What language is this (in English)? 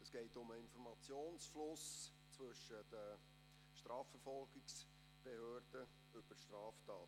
Swiss German